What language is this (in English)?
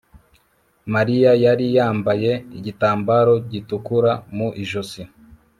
Kinyarwanda